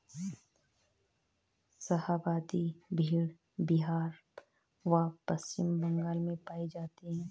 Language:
Hindi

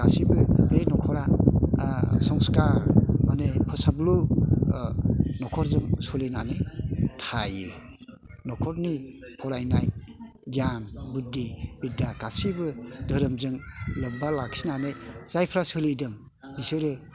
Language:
Bodo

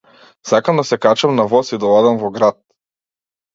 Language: Macedonian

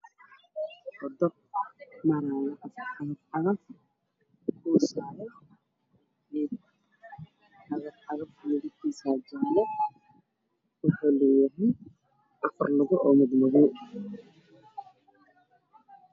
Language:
Somali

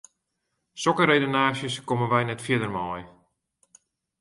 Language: Western Frisian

